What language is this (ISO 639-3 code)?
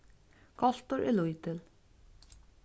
fao